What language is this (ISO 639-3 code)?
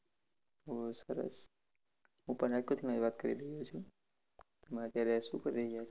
guj